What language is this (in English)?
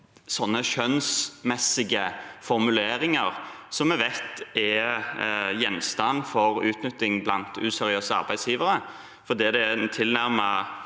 Norwegian